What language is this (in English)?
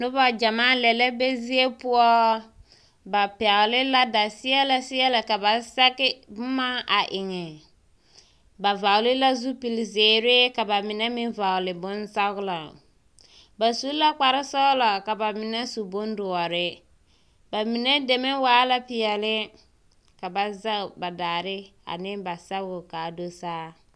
Southern Dagaare